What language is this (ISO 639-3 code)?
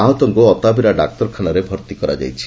ori